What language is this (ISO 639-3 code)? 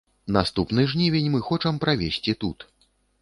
bel